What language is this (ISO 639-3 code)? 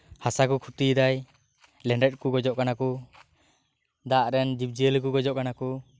sat